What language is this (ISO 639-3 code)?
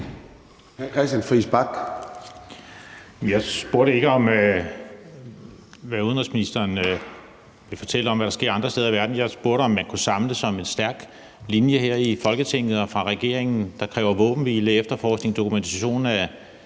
dan